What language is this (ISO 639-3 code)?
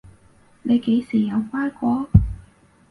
yue